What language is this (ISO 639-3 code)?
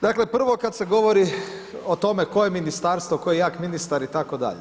hrv